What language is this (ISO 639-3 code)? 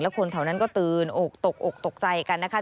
tha